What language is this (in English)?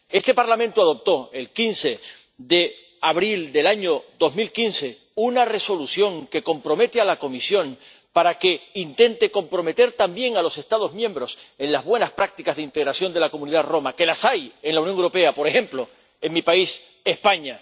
Spanish